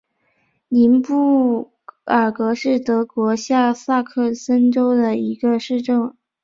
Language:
Chinese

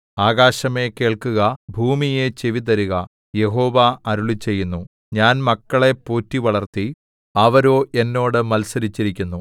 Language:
Malayalam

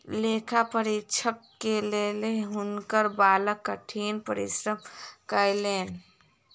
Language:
Maithili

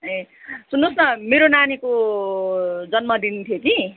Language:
Nepali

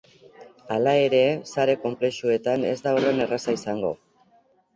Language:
Basque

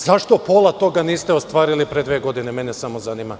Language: Serbian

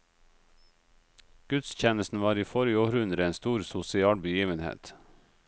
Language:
Norwegian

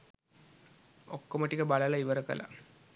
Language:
Sinhala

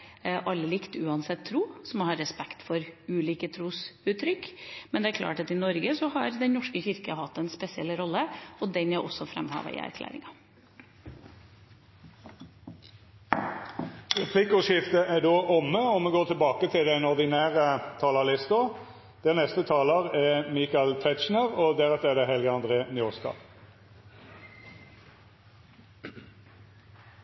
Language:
Norwegian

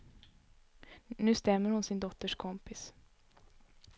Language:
Swedish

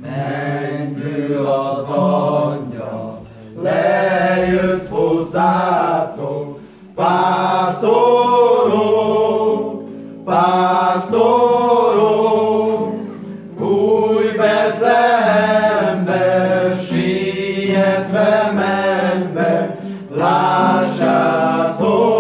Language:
Hungarian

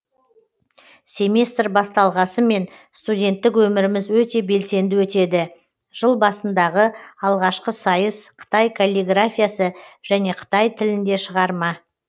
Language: Kazakh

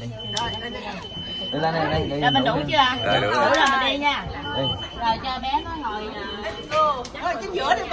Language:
Vietnamese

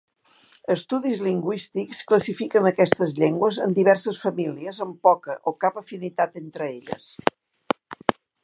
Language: Catalan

